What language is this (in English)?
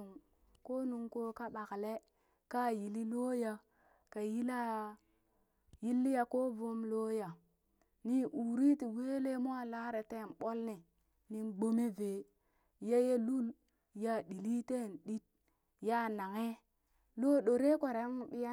Burak